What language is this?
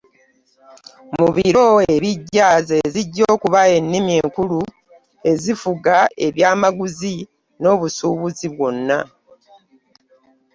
Ganda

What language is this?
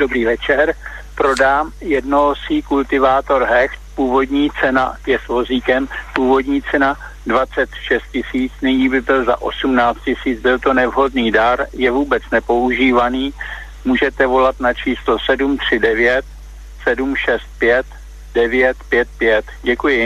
Czech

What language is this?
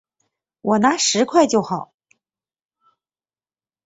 Chinese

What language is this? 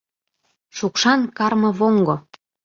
Mari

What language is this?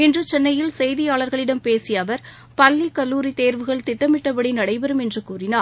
Tamil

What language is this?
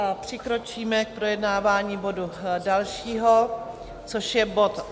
Czech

